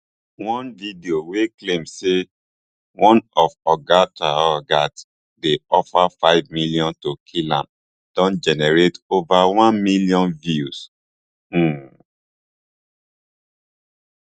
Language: Nigerian Pidgin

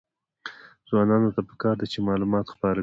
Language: Pashto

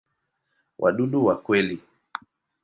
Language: Swahili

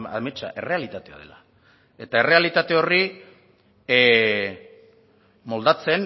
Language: Basque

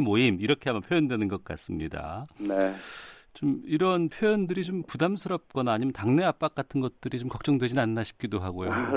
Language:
Korean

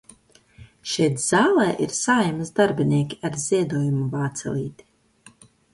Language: Latvian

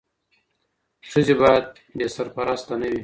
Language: Pashto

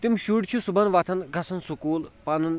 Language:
Kashmiri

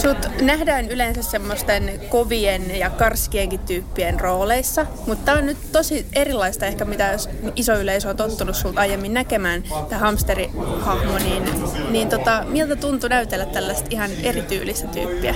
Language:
Finnish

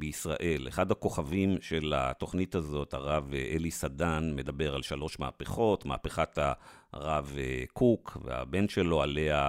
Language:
Hebrew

